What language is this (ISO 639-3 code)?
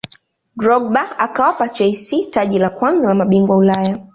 swa